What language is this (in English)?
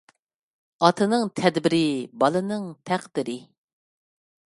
Uyghur